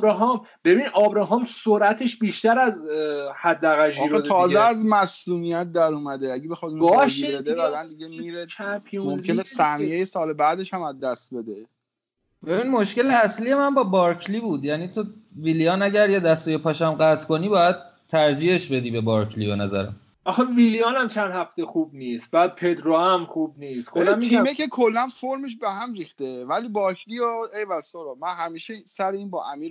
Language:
Persian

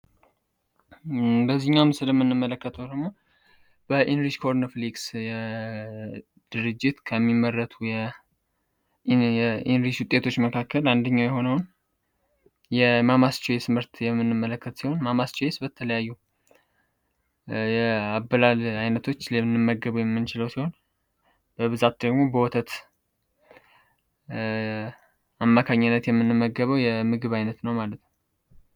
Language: Amharic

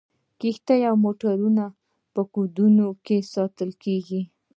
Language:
Pashto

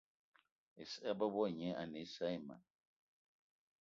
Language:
Eton (Cameroon)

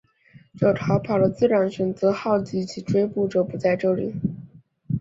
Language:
Chinese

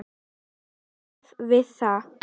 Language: Icelandic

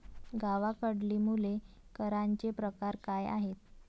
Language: Marathi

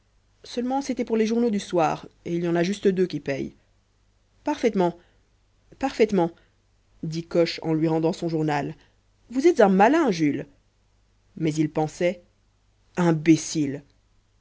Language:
French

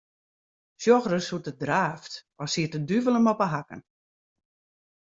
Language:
Western Frisian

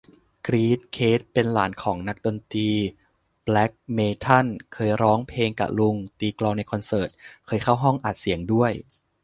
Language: Thai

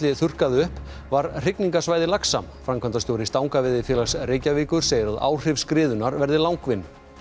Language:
Icelandic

